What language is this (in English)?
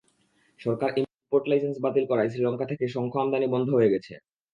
Bangla